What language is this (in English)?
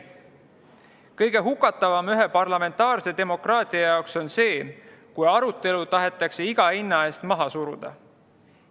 Estonian